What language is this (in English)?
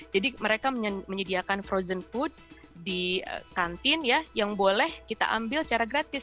Indonesian